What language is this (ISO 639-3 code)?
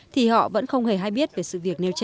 vie